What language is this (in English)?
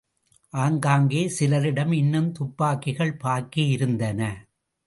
Tamil